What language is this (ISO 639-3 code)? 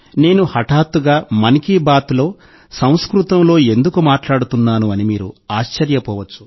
tel